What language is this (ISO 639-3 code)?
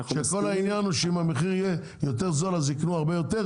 heb